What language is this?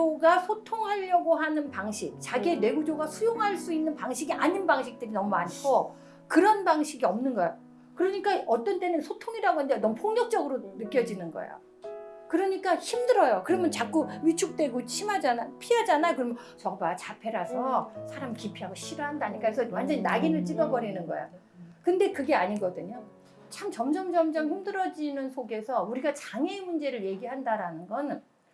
Korean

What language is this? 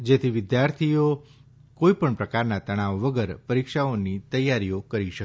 Gujarati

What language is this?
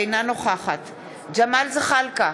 Hebrew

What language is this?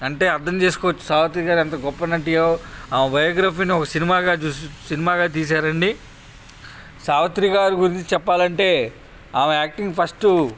Telugu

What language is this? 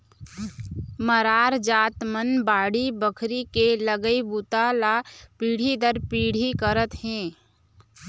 Chhattisgarhi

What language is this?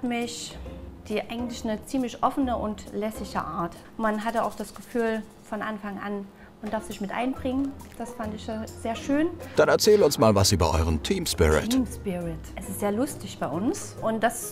German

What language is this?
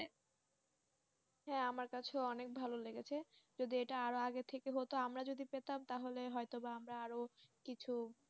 Bangla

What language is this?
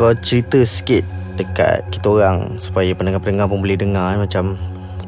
Malay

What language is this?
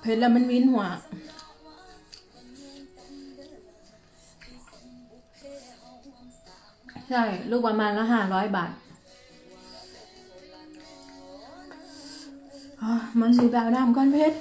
Thai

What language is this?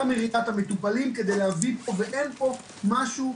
Hebrew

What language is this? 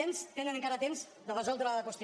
Catalan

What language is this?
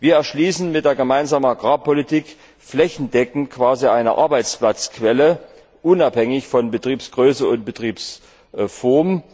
German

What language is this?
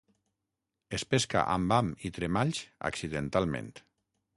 Catalan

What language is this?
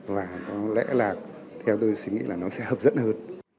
Vietnamese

